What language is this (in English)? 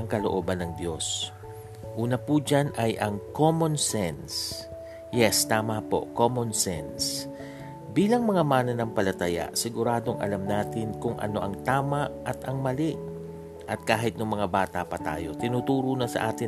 Filipino